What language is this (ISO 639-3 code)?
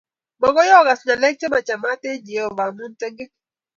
kln